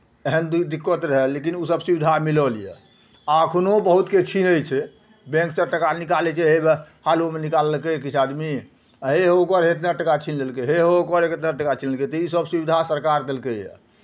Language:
Maithili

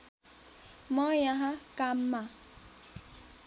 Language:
Nepali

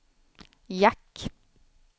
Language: Swedish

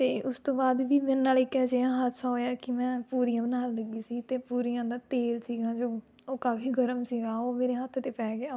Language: Punjabi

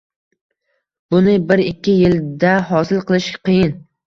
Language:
Uzbek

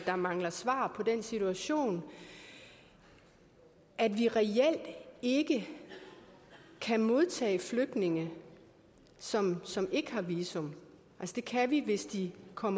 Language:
Danish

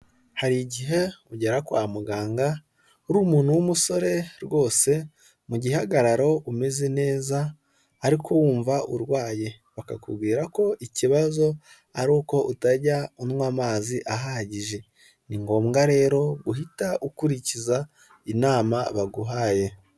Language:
Kinyarwanda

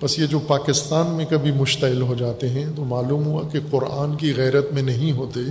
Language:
Urdu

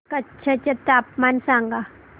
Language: Marathi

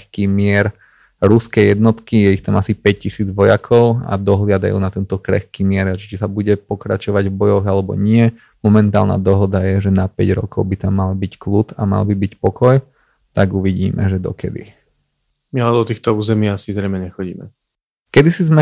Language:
Slovak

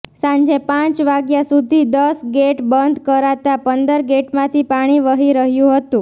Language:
Gujarati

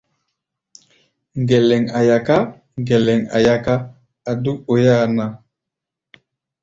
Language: Gbaya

